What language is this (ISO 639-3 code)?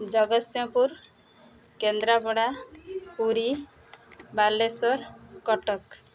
ori